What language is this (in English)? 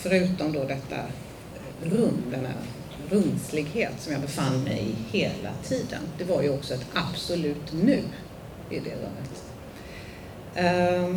Swedish